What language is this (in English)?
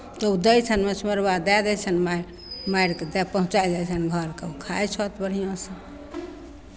Maithili